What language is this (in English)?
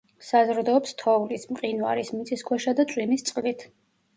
Georgian